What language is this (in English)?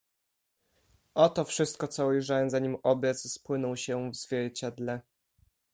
Polish